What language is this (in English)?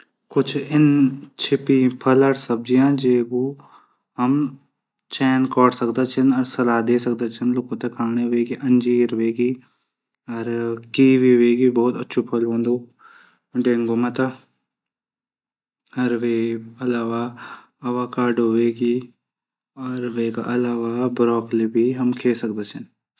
Garhwali